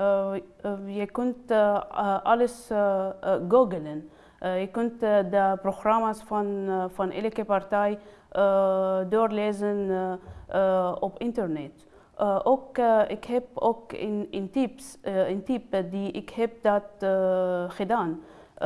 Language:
Dutch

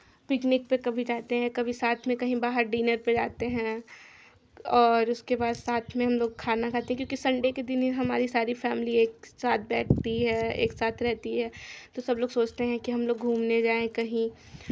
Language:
Hindi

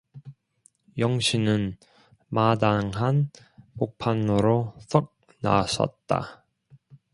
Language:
Korean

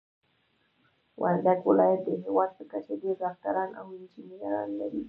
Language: Pashto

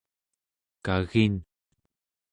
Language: Central Yupik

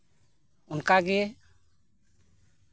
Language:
Santali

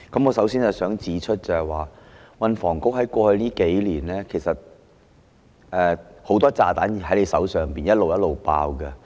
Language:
Cantonese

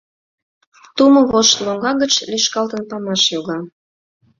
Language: Mari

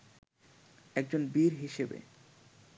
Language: Bangla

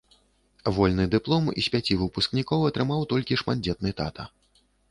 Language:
Belarusian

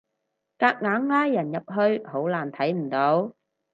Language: Cantonese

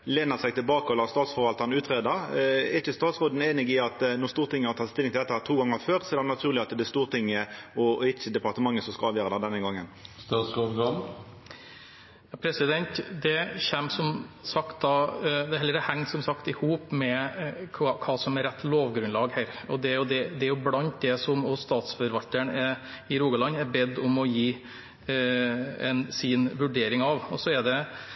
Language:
Norwegian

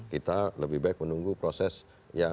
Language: Indonesian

